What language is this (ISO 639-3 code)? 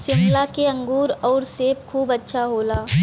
bho